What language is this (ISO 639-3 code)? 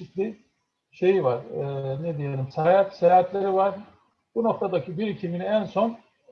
tur